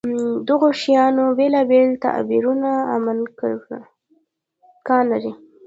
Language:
Pashto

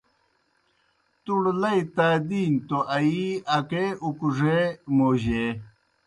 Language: Kohistani Shina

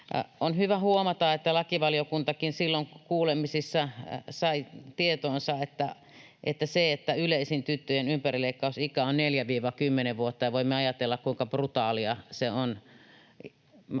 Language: Finnish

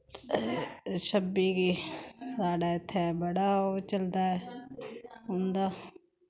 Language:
Dogri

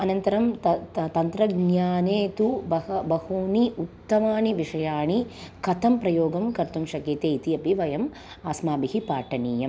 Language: Sanskrit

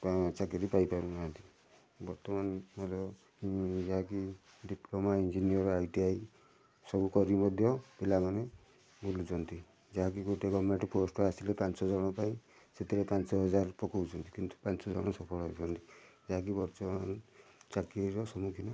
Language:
Odia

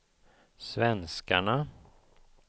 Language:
Swedish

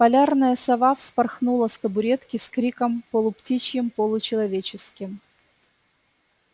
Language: Russian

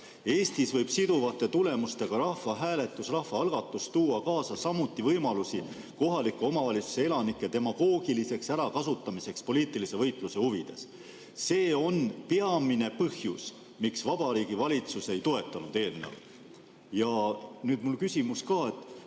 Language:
Estonian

